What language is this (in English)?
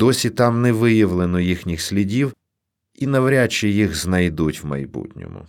Ukrainian